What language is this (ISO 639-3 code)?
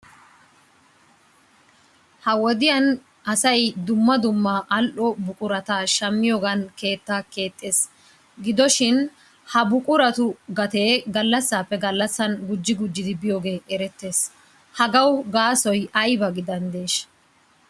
wal